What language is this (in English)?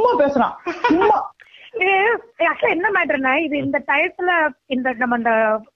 Tamil